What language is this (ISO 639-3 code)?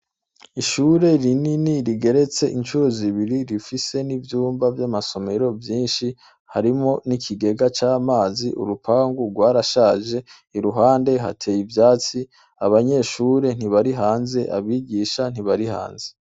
run